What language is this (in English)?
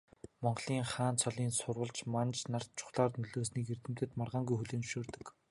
Mongolian